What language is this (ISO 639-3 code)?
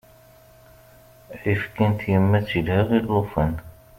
kab